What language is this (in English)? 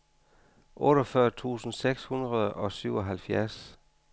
Danish